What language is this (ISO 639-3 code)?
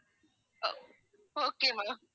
tam